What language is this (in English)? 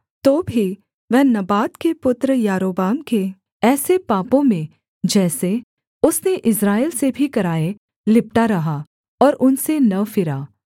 Hindi